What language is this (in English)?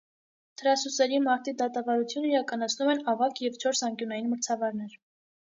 Armenian